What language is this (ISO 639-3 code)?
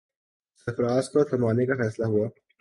urd